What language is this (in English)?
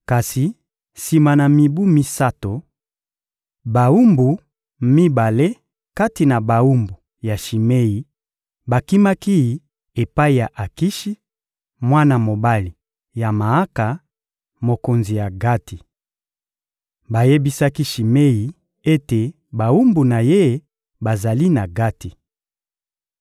Lingala